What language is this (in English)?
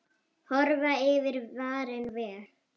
Icelandic